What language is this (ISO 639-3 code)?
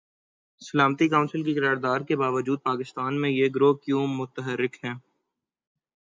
urd